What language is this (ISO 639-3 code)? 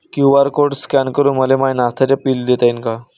mar